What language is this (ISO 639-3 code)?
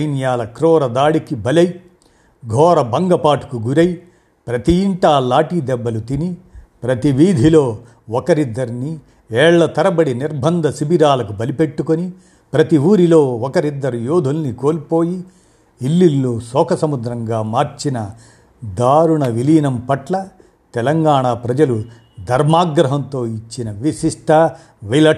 tel